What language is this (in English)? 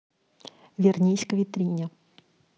Russian